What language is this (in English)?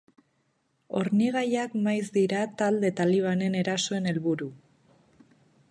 Basque